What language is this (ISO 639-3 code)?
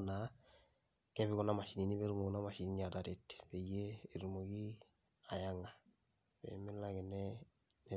mas